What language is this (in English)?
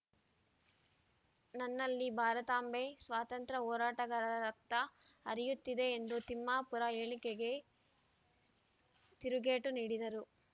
Kannada